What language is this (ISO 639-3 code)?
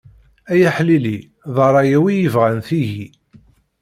kab